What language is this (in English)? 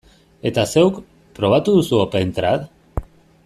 Basque